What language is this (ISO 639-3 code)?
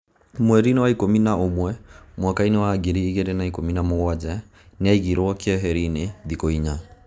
kik